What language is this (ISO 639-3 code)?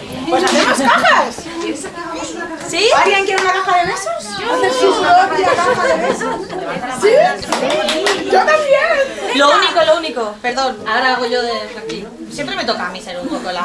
spa